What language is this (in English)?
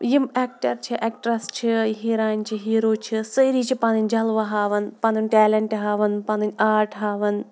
Kashmiri